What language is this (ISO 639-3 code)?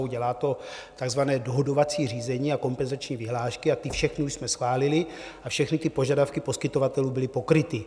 ces